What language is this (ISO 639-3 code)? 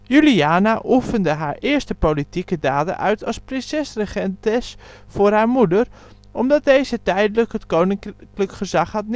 nld